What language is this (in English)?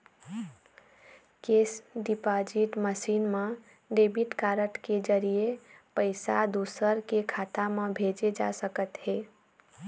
Chhattisgarhi